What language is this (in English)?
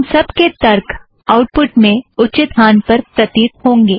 Hindi